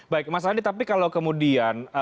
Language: Indonesian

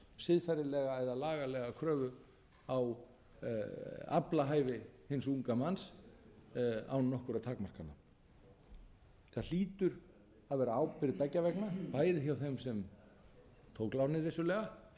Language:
Icelandic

